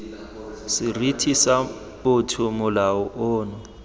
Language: Tswana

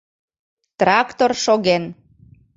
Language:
Mari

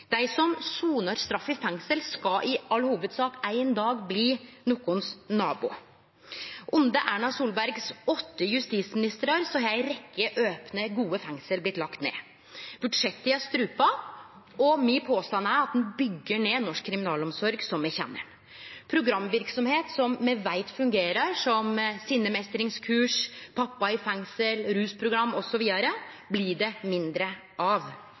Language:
Norwegian Nynorsk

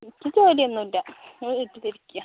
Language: Malayalam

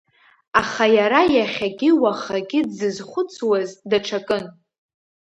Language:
Abkhazian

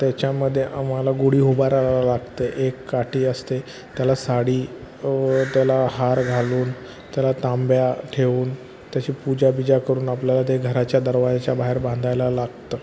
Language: Marathi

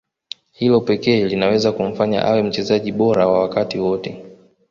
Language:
Swahili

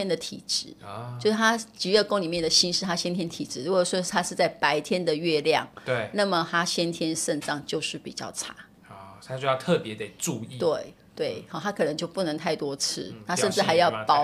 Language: Chinese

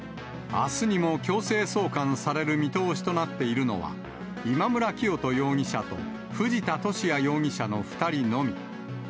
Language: Japanese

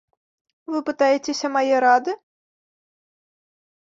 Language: Belarusian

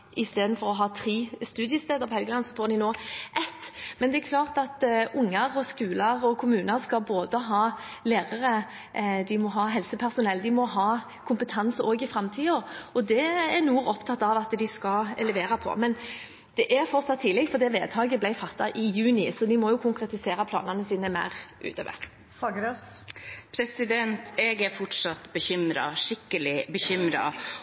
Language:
Norwegian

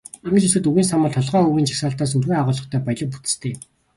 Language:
Mongolian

